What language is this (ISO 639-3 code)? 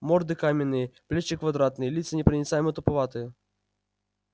rus